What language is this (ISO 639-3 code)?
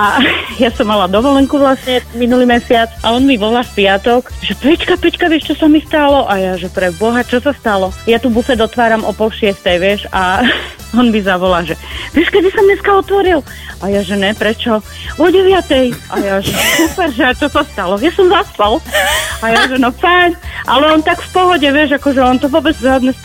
slk